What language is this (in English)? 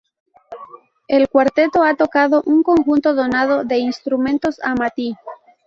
Spanish